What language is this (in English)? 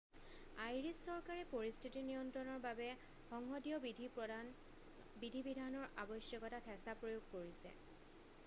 Assamese